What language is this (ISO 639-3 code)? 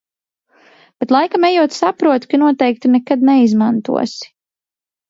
lav